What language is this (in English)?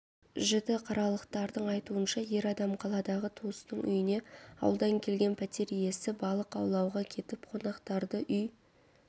Kazakh